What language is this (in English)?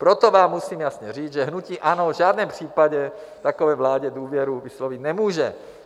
Czech